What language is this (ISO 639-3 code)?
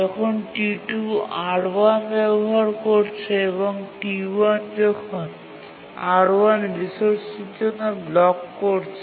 ben